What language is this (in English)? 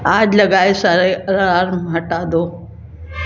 Hindi